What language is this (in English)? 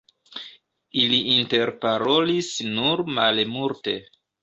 Esperanto